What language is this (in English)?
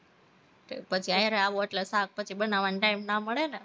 Gujarati